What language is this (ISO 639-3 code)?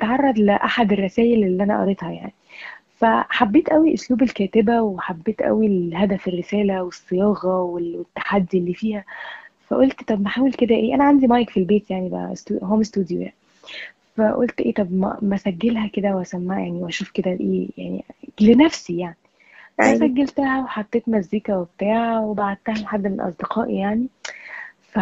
ara